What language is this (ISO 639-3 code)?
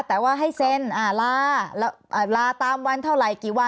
tha